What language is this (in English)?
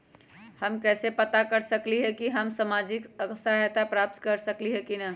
Magahi